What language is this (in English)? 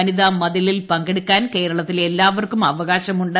Malayalam